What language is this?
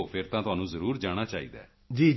Punjabi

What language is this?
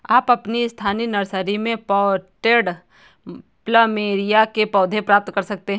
Hindi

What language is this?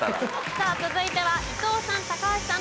Japanese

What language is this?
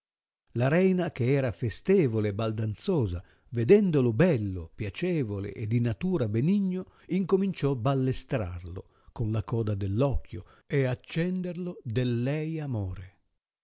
Italian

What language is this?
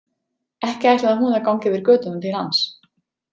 Icelandic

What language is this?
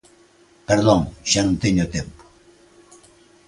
Galician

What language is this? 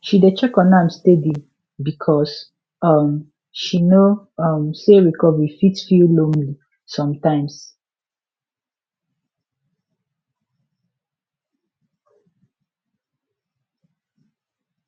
Nigerian Pidgin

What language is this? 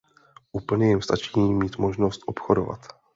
Czech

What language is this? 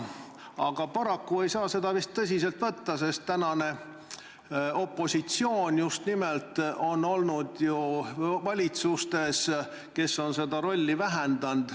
Estonian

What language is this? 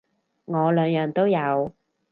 Cantonese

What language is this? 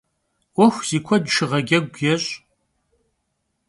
Kabardian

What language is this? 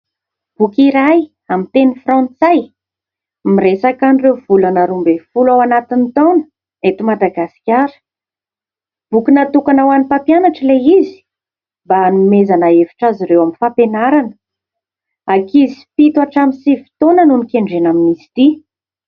Malagasy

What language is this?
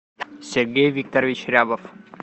Russian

